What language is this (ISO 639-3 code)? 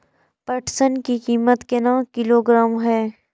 mai